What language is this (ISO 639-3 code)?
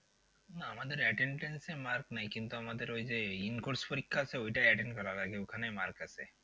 ben